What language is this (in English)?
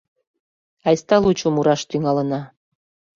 Mari